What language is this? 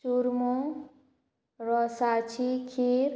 Konkani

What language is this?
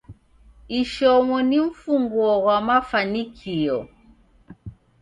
Taita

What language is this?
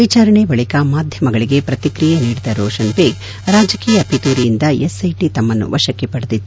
Kannada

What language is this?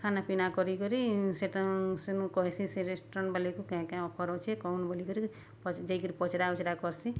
Odia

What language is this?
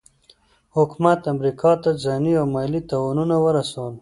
Pashto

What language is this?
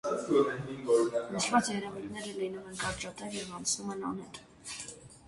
Armenian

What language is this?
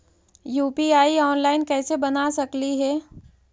Magahi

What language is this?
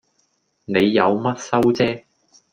Cantonese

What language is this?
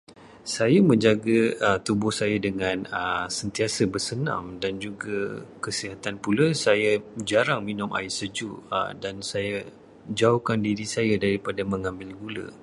Malay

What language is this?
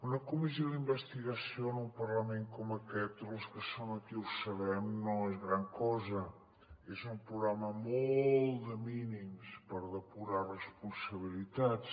Catalan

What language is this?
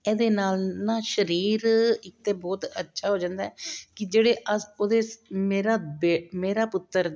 Punjabi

